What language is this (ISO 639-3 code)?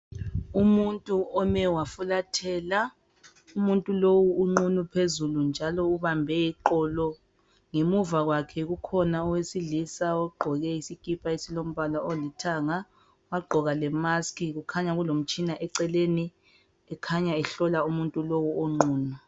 nde